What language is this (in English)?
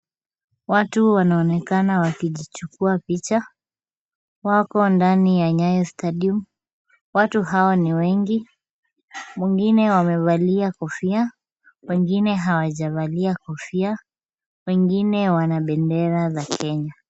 Swahili